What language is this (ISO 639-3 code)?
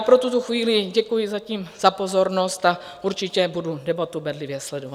ces